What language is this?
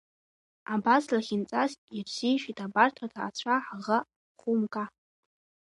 Abkhazian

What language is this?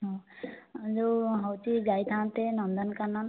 Odia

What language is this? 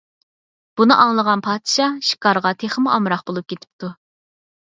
Uyghur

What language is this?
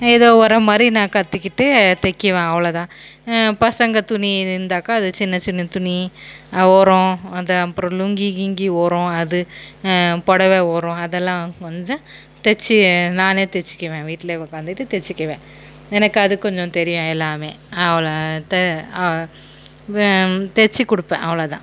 Tamil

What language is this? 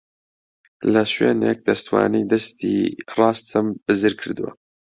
Central Kurdish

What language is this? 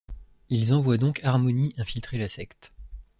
French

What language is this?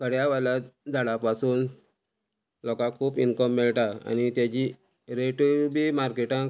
Konkani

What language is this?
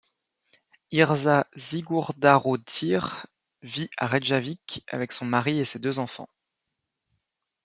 French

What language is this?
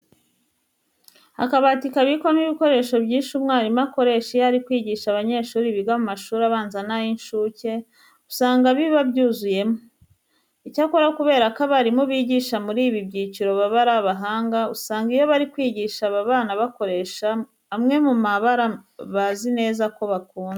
Kinyarwanda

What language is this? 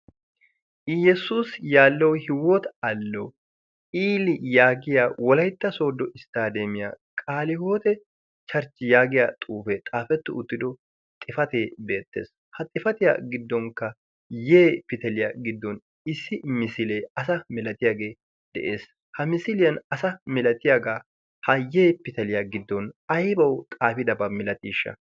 Wolaytta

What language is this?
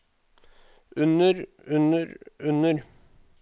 Norwegian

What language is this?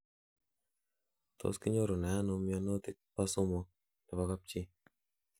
Kalenjin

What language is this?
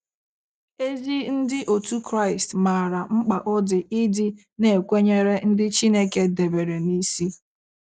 Igbo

